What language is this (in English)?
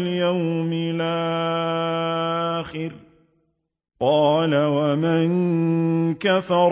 Arabic